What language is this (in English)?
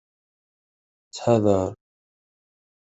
Kabyle